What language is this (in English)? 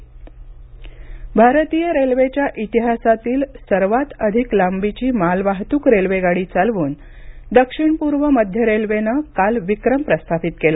Marathi